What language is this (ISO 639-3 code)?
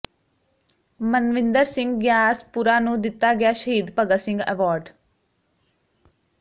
pan